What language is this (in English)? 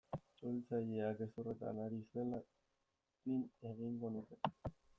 Basque